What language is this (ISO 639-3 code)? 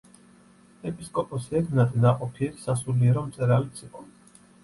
kat